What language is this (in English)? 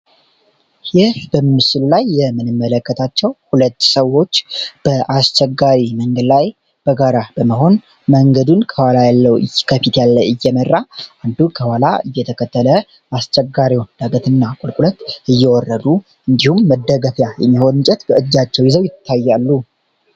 Amharic